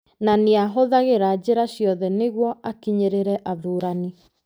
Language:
Kikuyu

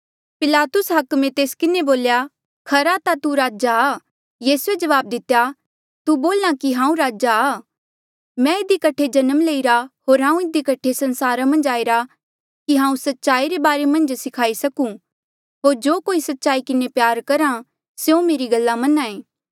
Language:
Mandeali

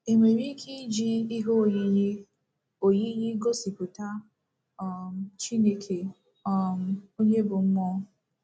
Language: Igbo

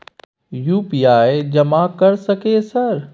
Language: Maithili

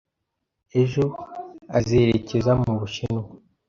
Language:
Kinyarwanda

